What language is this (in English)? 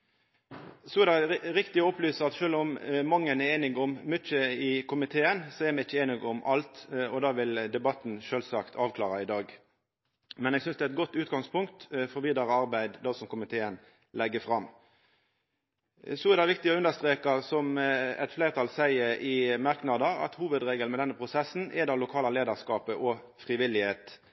Norwegian Nynorsk